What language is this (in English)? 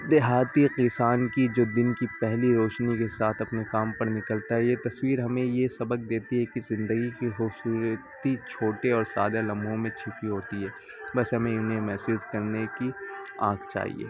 Urdu